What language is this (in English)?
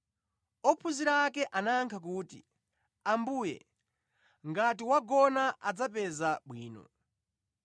Nyanja